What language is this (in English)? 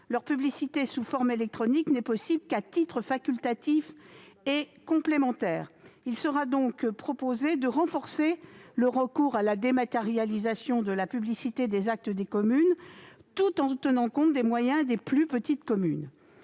French